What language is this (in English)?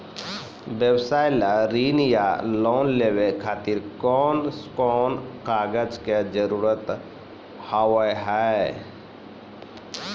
Maithili